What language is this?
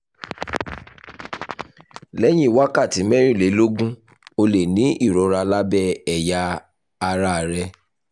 Yoruba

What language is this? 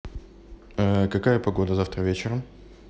Russian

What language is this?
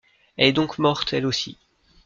French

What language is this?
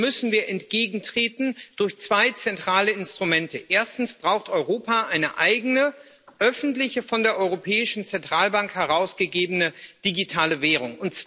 German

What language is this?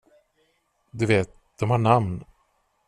Swedish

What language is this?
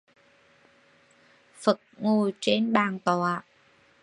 Vietnamese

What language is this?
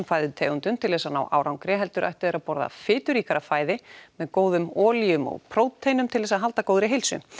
Icelandic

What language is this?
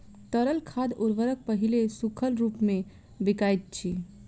Maithili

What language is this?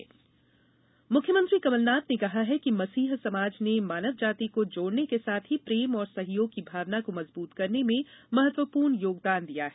Hindi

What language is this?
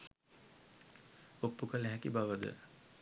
Sinhala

